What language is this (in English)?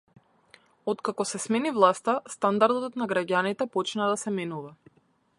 Macedonian